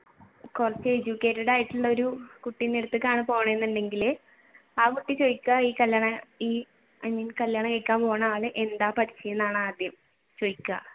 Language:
Malayalam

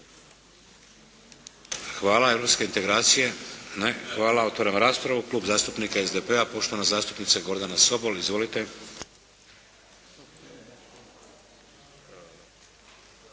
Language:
Croatian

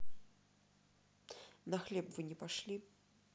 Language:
Russian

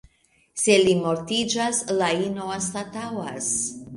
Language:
Esperanto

